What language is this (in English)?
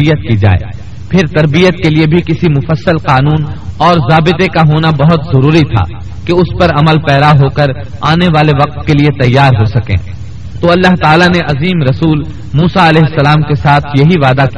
Urdu